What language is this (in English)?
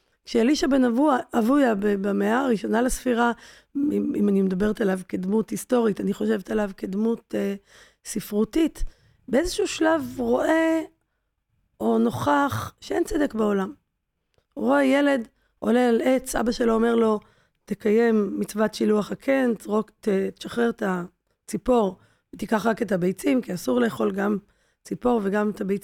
Hebrew